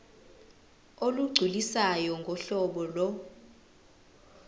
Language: Zulu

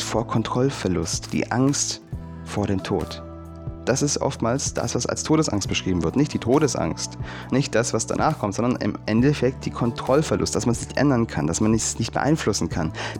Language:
German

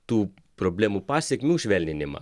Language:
Lithuanian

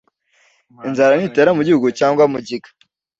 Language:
Kinyarwanda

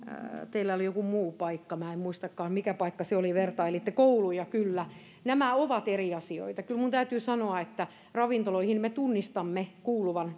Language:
Finnish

